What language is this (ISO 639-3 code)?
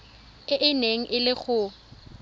tsn